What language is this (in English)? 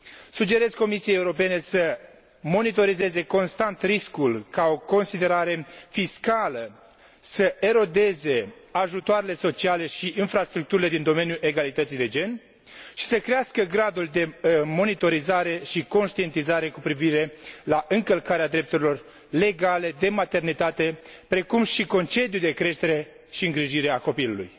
Romanian